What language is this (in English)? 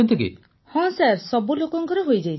Odia